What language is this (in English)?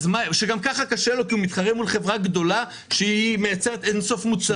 Hebrew